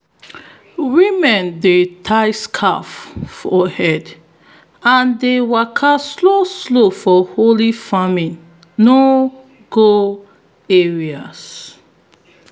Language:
Nigerian Pidgin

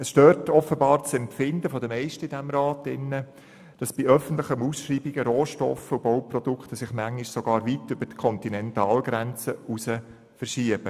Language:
Swiss German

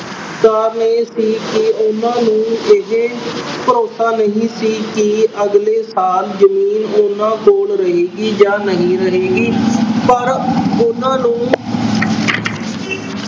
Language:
Punjabi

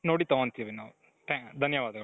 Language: Kannada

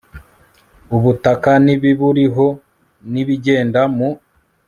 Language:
Kinyarwanda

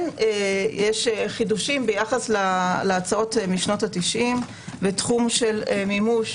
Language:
Hebrew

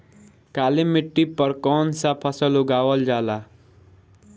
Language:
Bhojpuri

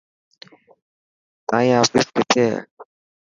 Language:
Dhatki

